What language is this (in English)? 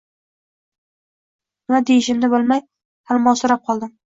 Uzbek